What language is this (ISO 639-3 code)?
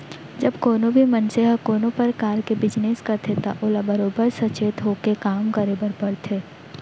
hne